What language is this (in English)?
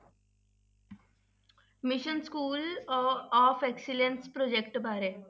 Punjabi